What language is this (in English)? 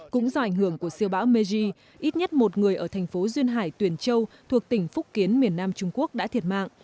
Vietnamese